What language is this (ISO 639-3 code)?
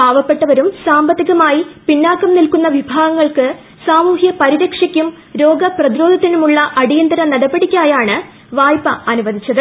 mal